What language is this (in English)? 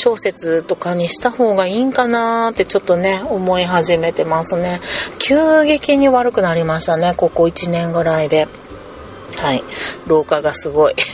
Japanese